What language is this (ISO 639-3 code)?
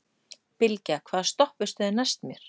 isl